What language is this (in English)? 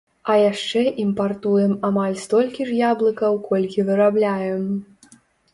Belarusian